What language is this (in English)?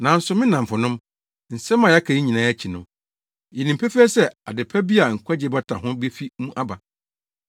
Akan